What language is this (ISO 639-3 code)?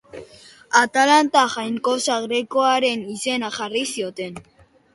eus